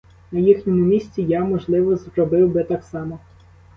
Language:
Ukrainian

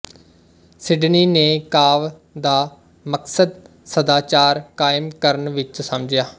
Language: Punjabi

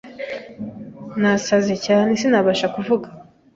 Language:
Kinyarwanda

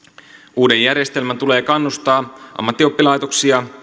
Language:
Finnish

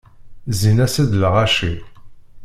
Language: Kabyle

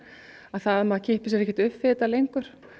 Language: Icelandic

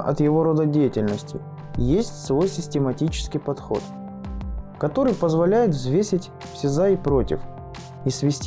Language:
Russian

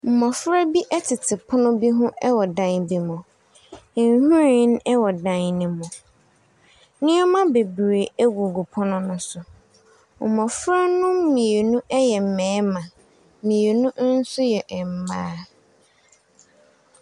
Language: Akan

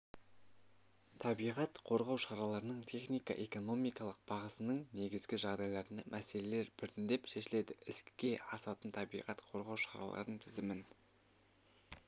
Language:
Kazakh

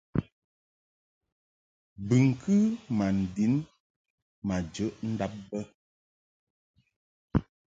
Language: Mungaka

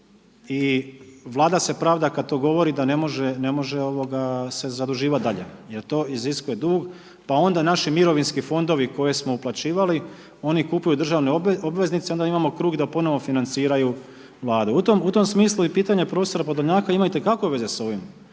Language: Croatian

